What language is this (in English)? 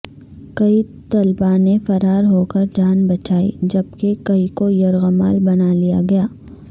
Urdu